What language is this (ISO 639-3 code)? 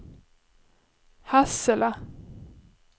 swe